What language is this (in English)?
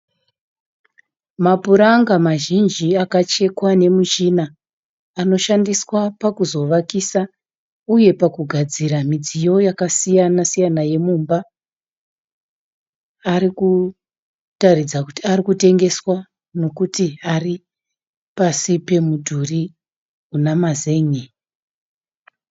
Shona